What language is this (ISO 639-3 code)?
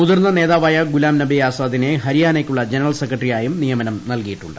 mal